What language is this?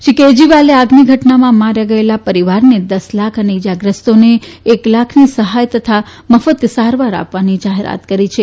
Gujarati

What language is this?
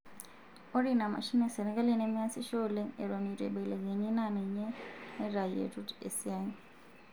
Masai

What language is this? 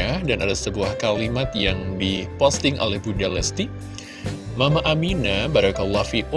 Indonesian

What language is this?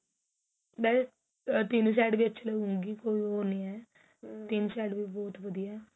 Punjabi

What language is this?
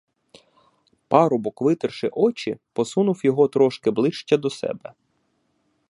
Ukrainian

